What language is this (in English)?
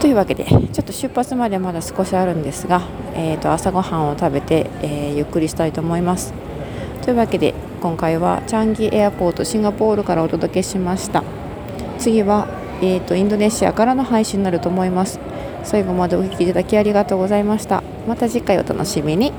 Japanese